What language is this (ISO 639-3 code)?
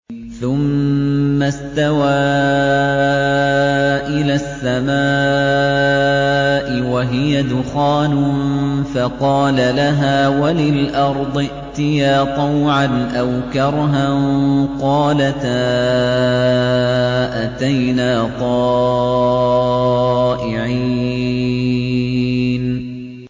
ara